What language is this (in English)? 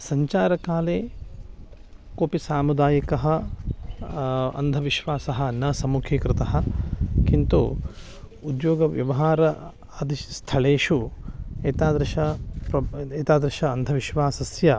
Sanskrit